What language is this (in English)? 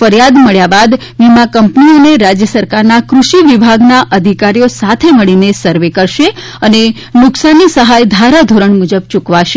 Gujarati